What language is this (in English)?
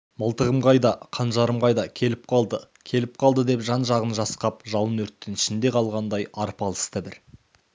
Kazakh